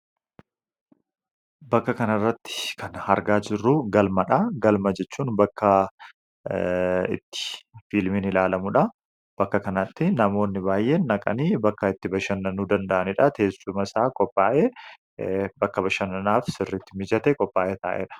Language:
Oromo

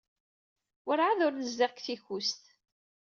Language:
Kabyle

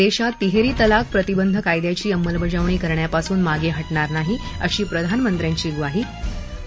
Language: Marathi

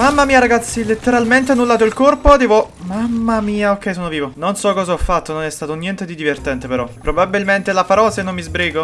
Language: Italian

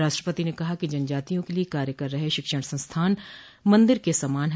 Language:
Hindi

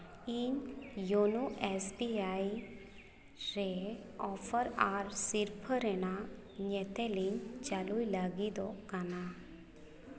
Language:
Santali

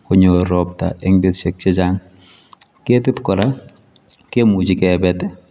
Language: Kalenjin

